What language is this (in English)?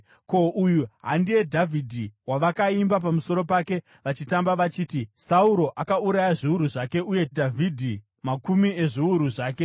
Shona